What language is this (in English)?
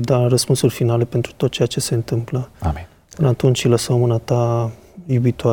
Romanian